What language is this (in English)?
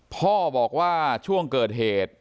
Thai